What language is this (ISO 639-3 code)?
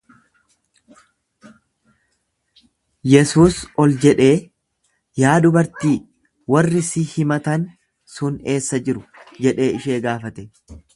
orm